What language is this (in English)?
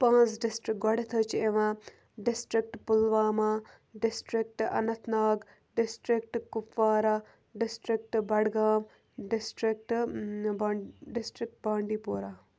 Kashmiri